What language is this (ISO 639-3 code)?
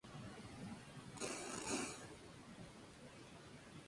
spa